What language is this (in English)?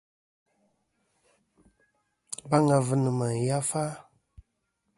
Kom